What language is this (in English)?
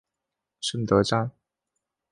Chinese